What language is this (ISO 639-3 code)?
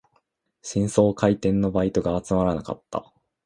jpn